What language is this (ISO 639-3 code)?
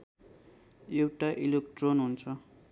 nep